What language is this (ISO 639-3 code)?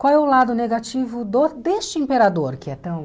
por